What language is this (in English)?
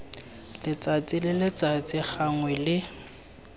Tswana